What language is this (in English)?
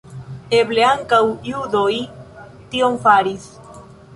Esperanto